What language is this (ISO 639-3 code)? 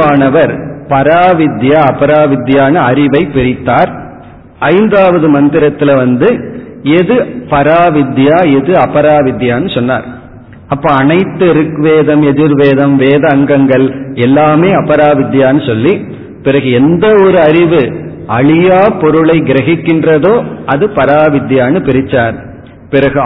tam